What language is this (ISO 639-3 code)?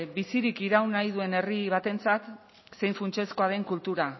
eus